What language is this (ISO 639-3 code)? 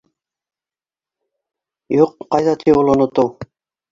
bak